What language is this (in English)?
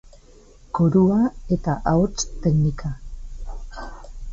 Basque